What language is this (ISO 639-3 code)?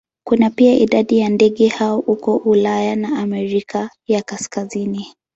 swa